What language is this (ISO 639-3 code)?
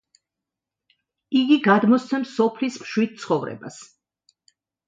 kat